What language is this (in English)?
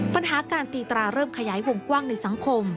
Thai